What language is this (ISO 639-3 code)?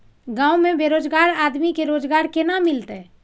mai